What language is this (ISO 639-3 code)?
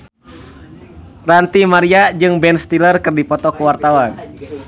sun